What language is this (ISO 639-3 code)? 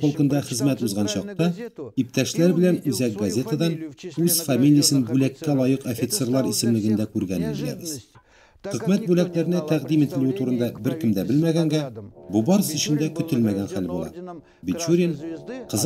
rus